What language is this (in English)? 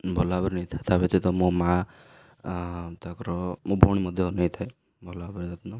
Odia